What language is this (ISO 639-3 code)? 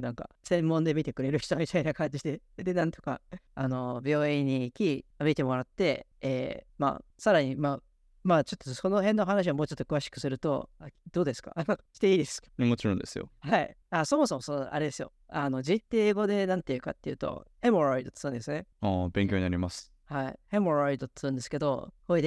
jpn